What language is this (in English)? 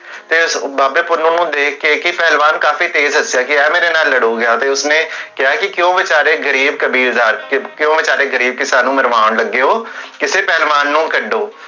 Punjabi